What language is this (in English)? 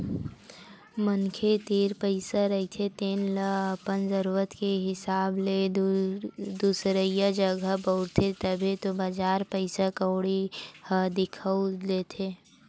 Chhattisgarhi